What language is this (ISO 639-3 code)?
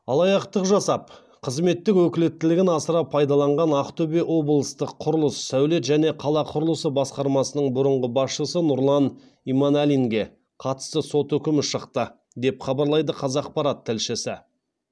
kaz